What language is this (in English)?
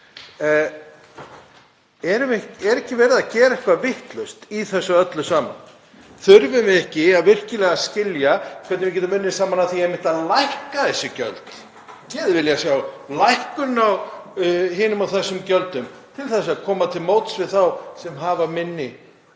Icelandic